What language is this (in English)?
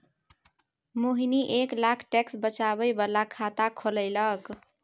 Maithili